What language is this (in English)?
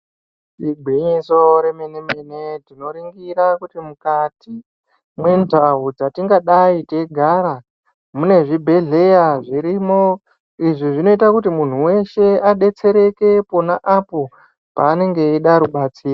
Ndau